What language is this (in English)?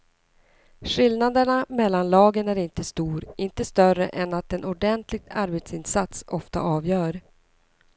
Swedish